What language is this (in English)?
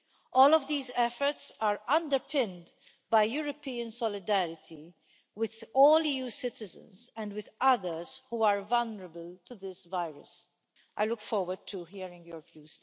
English